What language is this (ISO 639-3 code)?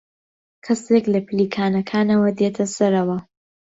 ckb